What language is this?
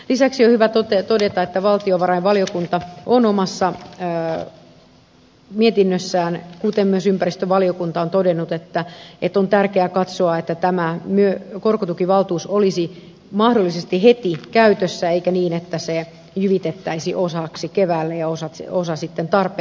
Finnish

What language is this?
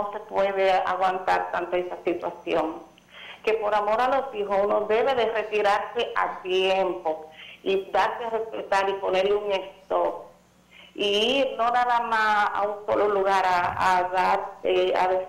Spanish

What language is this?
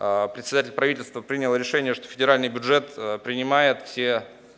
Russian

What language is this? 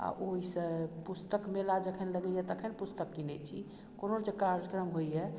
Maithili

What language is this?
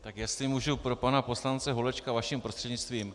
Czech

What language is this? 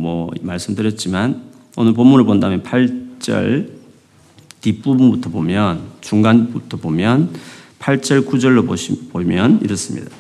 Korean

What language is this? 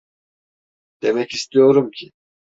Turkish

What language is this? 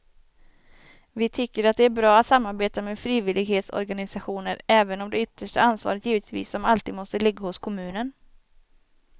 Swedish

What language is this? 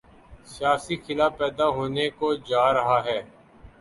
Urdu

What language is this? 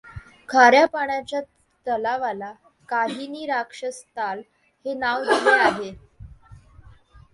Marathi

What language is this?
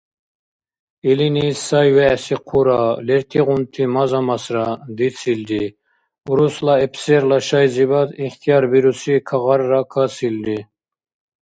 Dargwa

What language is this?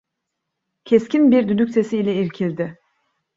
Turkish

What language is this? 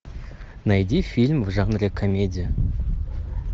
Russian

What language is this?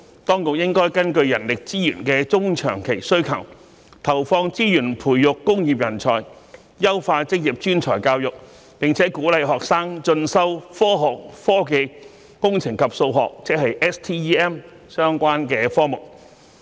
Cantonese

